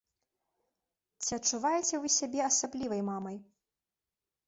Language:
Belarusian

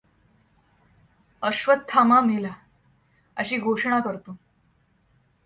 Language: Marathi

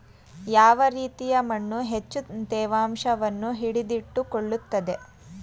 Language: Kannada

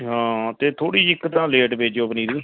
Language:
Punjabi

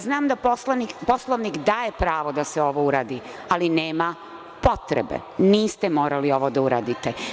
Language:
Serbian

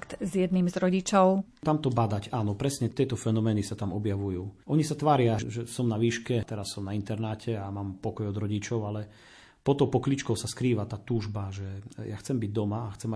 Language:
Slovak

